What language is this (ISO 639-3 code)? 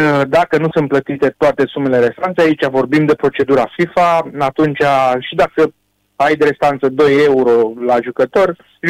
ron